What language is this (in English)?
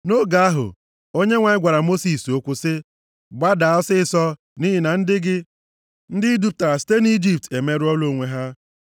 Igbo